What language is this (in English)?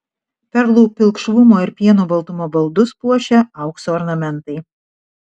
Lithuanian